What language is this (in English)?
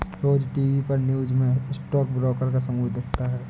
Hindi